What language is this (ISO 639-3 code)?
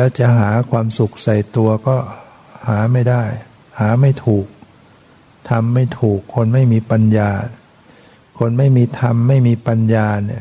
tha